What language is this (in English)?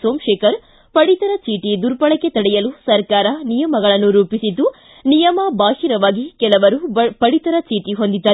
Kannada